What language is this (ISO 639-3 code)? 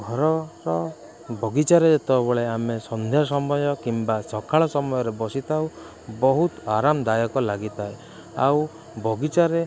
ori